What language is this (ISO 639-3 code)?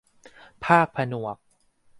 tha